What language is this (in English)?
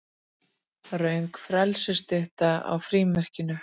Icelandic